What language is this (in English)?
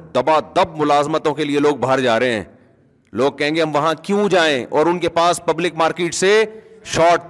Urdu